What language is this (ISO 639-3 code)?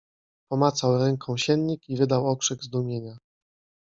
pol